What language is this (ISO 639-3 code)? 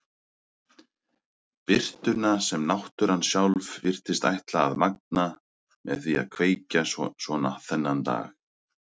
isl